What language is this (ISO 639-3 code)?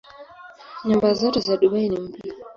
swa